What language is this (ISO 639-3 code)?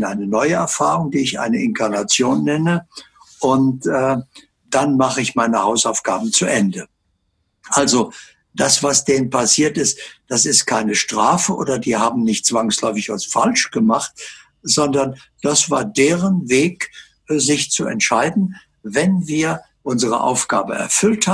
deu